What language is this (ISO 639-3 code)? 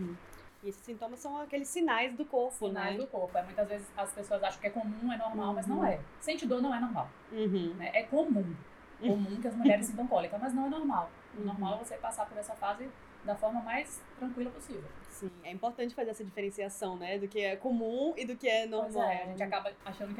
por